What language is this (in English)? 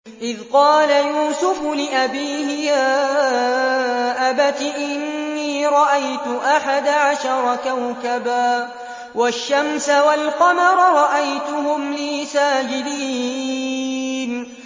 Arabic